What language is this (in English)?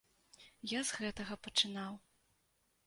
Belarusian